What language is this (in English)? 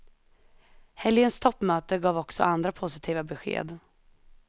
Swedish